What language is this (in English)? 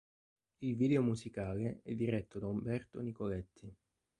Italian